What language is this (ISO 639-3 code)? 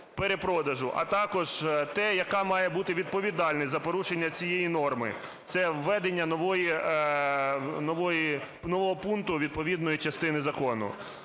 ukr